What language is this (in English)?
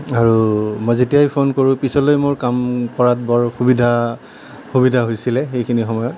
Assamese